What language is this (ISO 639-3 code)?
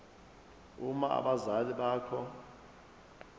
zul